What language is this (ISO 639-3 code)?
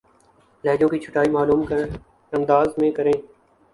urd